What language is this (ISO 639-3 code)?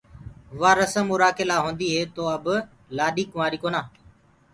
ggg